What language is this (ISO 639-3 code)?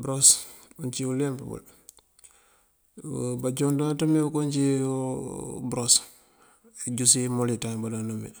mfv